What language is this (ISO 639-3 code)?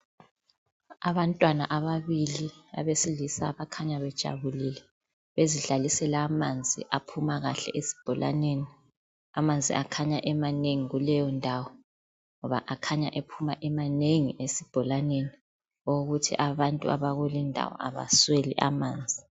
nde